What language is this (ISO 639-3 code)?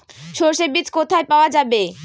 ben